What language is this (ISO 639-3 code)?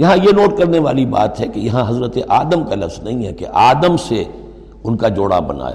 urd